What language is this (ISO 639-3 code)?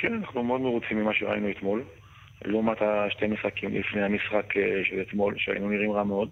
heb